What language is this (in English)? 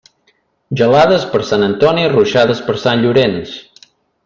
Catalan